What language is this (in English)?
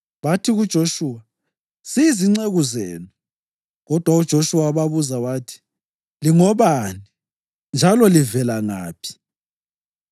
North Ndebele